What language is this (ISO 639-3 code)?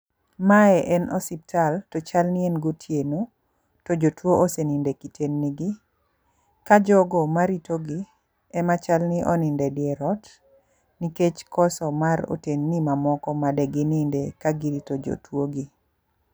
luo